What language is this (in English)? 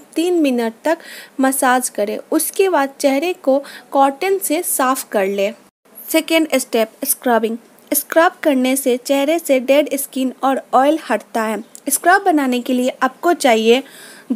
Hindi